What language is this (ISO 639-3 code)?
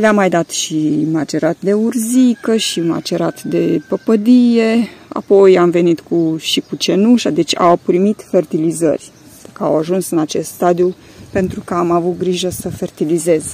ron